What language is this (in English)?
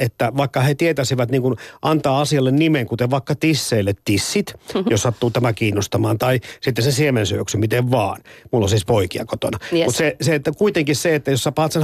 Finnish